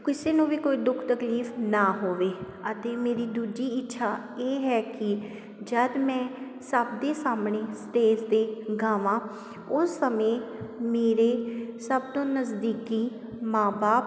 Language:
Punjabi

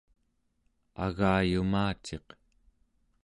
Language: Central Yupik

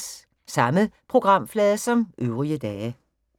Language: Danish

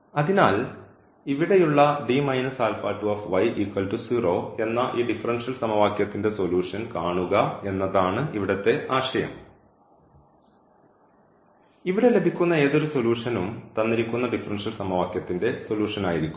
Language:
Malayalam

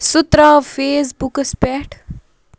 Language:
Kashmiri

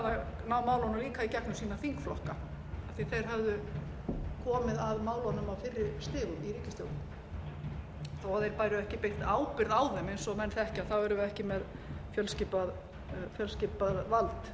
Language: Icelandic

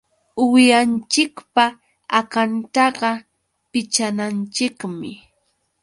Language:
Yauyos Quechua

